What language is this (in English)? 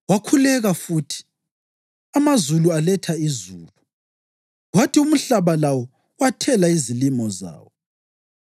North Ndebele